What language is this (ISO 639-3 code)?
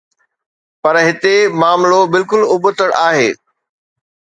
snd